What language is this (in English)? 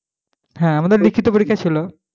Bangla